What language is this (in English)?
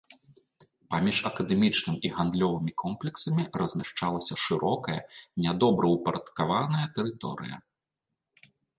Belarusian